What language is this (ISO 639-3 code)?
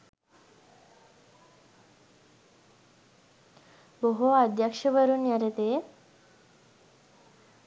sin